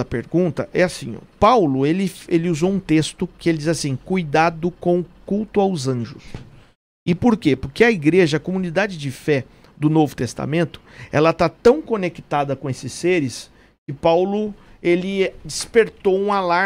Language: Portuguese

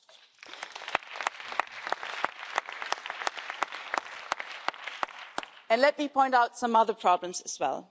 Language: English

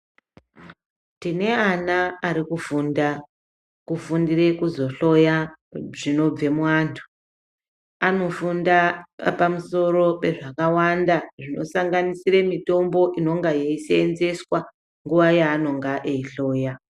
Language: Ndau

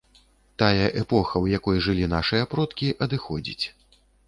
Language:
Belarusian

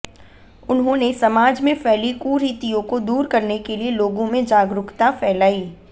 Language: Hindi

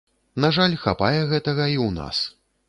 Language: Belarusian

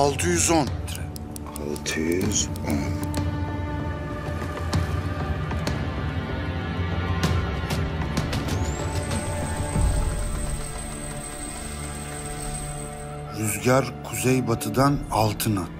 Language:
Turkish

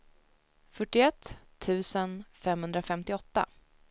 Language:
Swedish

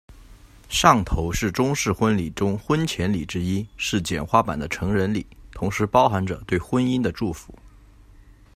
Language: Chinese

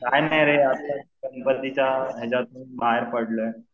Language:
Marathi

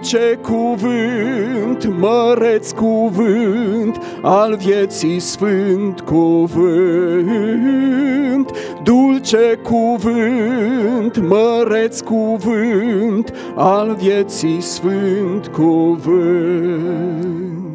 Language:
Romanian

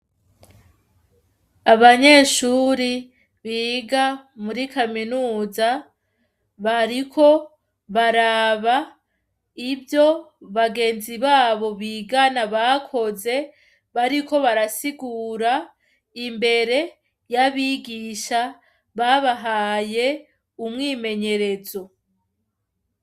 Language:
Rundi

